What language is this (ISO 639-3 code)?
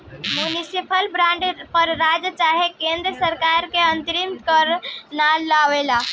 bho